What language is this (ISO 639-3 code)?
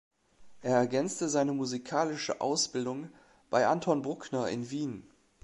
deu